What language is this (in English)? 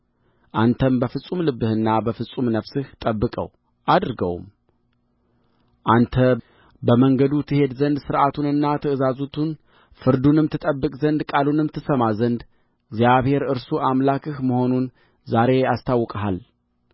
Amharic